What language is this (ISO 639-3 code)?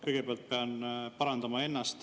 est